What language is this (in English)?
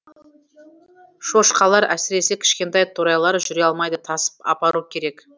Kazakh